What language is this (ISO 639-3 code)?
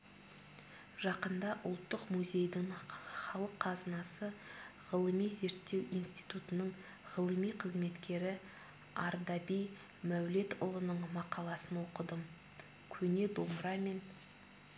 kaz